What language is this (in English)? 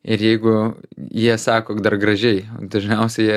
Lithuanian